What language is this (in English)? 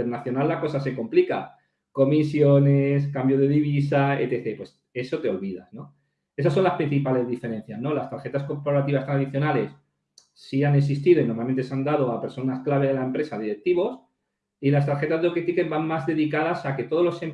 Spanish